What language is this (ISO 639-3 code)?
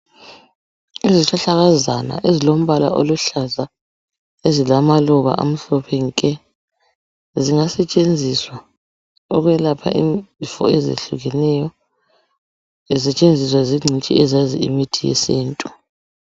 nde